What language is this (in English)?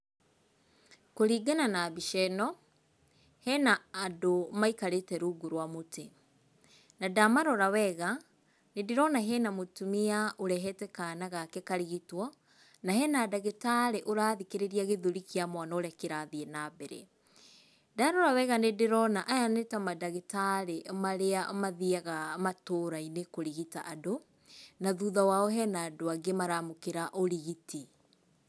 Kikuyu